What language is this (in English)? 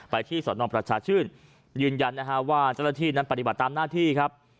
Thai